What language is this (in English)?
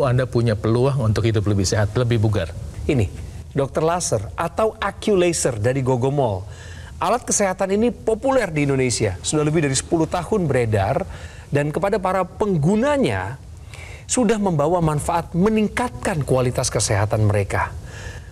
Indonesian